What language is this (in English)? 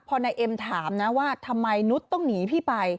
Thai